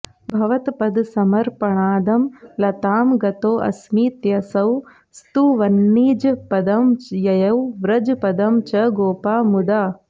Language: Sanskrit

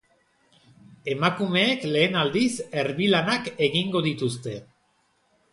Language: Basque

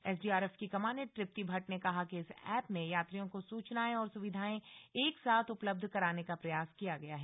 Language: Hindi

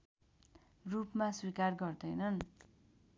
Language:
Nepali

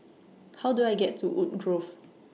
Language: English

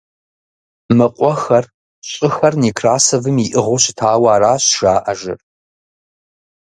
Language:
Kabardian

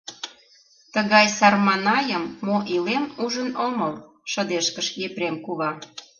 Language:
Mari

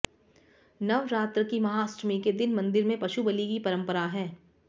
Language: Hindi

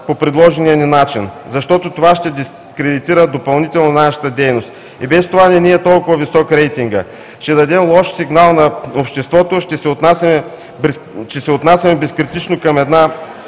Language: Bulgarian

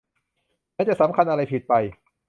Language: Thai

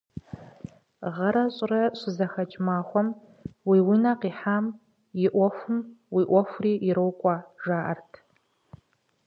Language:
Kabardian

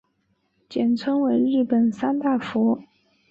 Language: Chinese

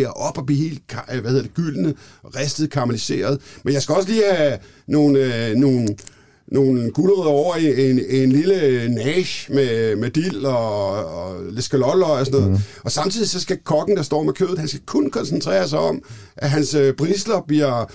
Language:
Danish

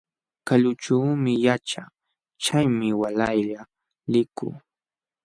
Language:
Jauja Wanca Quechua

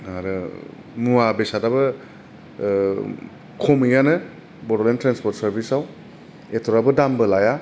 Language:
Bodo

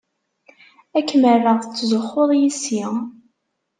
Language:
Kabyle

